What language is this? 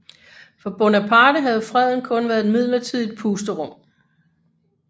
Danish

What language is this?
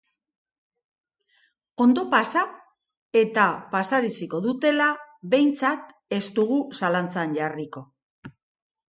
Basque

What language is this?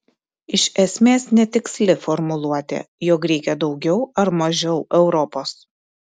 Lithuanian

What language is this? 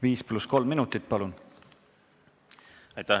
Estonian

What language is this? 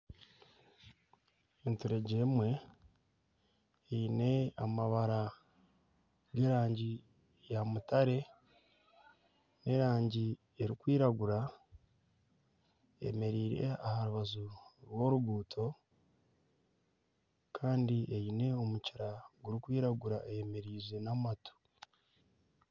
Nyankole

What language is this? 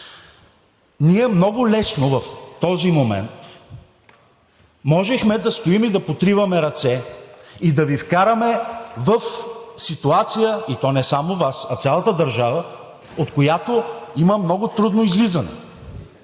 Bulgarian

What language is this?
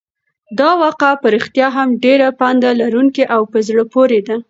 Pashto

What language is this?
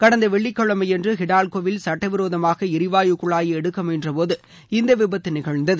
Tamil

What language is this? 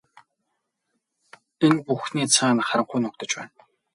Mongolian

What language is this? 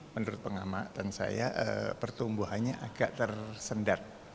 Indonesian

